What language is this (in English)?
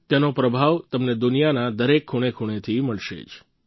Gujarati